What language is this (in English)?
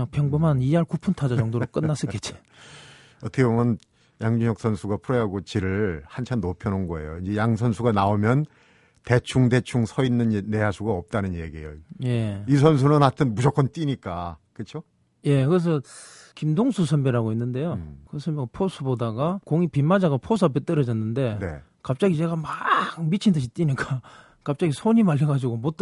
Korean